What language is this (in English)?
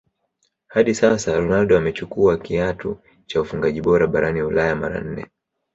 Swahili